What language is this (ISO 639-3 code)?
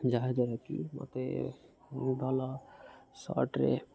ori